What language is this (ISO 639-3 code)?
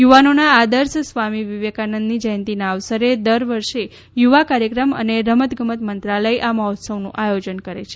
guj